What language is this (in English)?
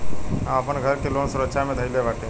Bhojpuri